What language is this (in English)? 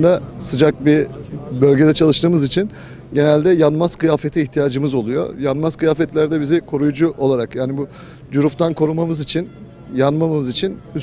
Turkish